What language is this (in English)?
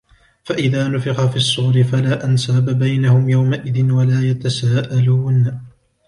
Arabic